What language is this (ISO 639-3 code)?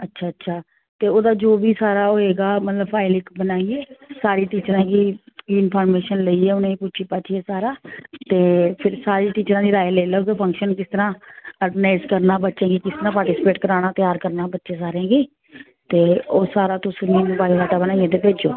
doi